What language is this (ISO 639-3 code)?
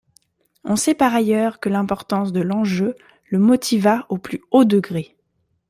fra